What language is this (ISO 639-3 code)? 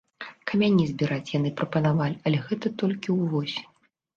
bel